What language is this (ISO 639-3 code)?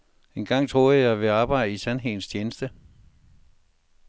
dan